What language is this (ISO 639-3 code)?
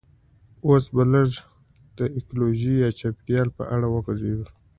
pus